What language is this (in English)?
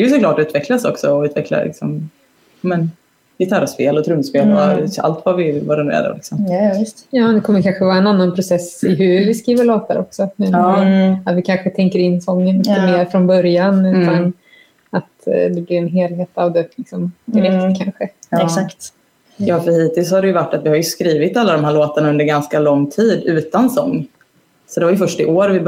Swedish